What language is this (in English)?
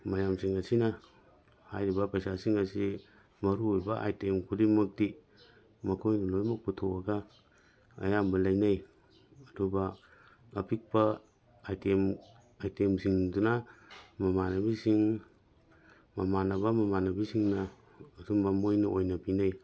Manipuri